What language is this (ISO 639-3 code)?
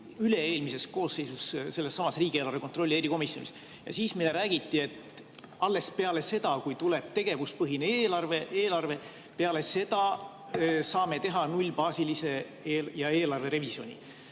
est